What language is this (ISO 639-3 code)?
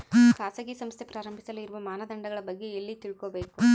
kan